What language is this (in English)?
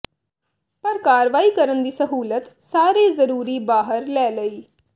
Punjabi